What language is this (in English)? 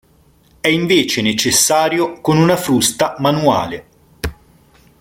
Italian